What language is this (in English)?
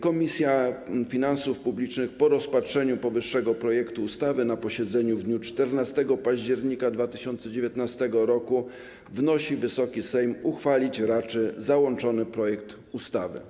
Polish